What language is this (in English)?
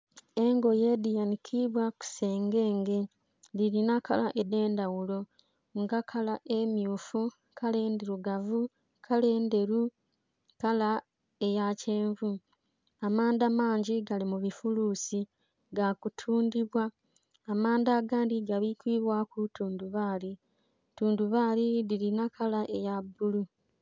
Soga